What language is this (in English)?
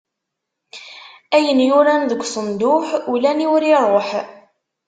Kabyle